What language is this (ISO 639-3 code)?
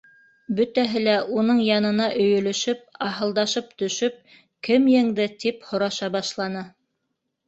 bak